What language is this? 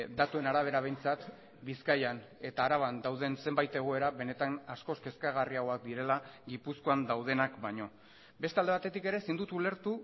Basque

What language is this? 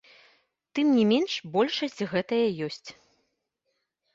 Belarusian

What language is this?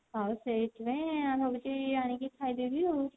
Odia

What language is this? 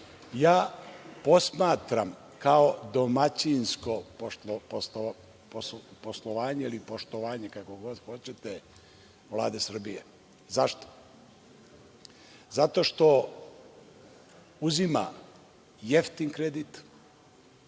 Serbian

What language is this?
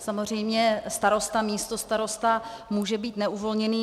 Czech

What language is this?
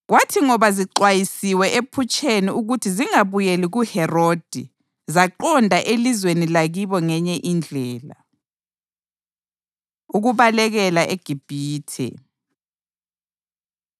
North Ndebele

